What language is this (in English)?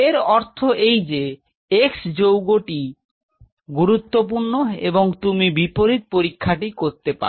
Bangla